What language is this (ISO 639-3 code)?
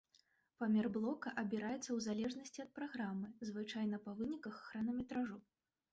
bel